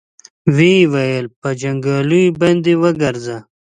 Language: Pashto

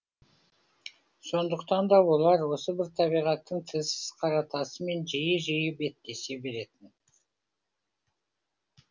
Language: Kazakh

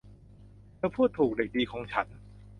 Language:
Thai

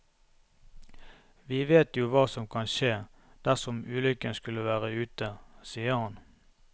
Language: Norwegian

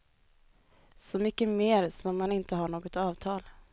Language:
Swedish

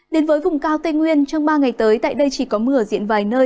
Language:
Vietnamese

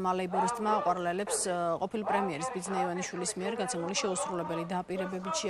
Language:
Romanian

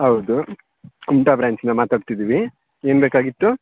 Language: Kannada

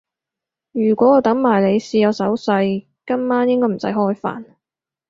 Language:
Cantonese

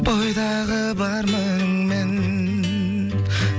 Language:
Kazakh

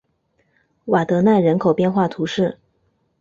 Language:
Chinese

